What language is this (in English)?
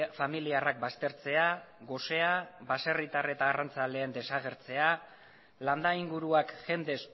Basque